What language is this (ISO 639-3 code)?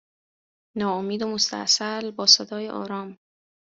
fas